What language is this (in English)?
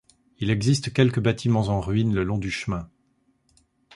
French